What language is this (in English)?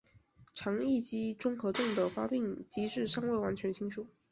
Chinese